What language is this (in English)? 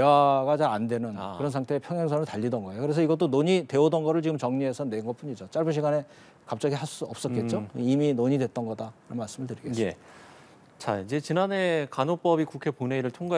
Korean